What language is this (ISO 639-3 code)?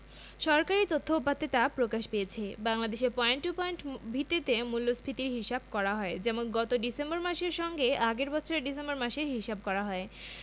ben